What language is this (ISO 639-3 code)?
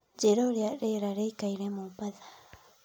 kik